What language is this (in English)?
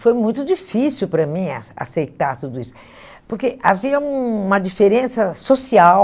Portuguese